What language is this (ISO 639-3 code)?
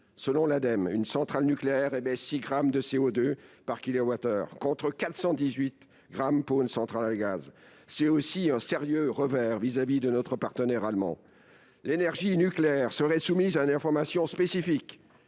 fra